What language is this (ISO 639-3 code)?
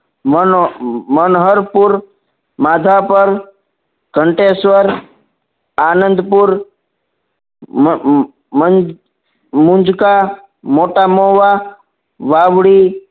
guj